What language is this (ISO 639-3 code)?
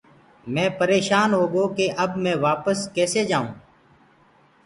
ggg